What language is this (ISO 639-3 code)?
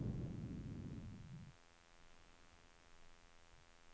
nor